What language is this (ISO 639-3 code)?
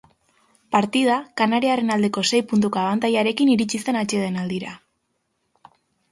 eus